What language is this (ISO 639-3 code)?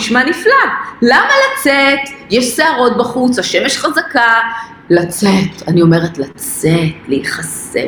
heb